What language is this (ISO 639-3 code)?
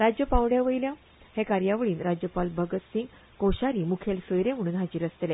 kok